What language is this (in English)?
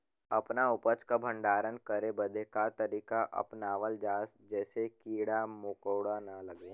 Bhojpuri